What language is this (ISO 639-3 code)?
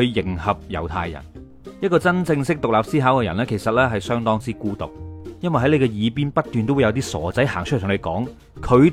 zho